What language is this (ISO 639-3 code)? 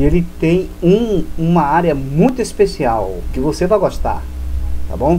por